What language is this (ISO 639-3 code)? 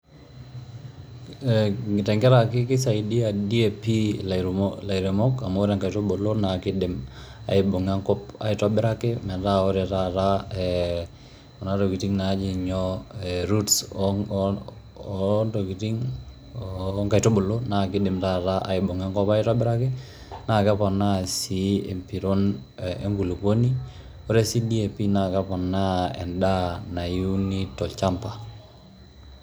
mas